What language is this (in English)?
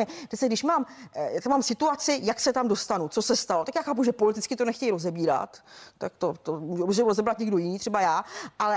Czech